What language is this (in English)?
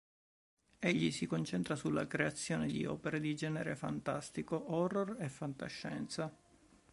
Italian